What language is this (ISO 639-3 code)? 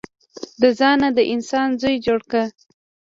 pus